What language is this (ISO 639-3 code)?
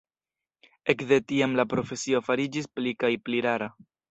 epo